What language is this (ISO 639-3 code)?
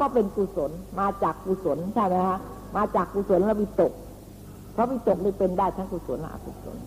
tha